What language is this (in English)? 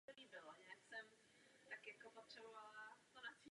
Czech